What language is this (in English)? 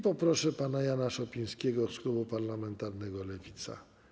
Polish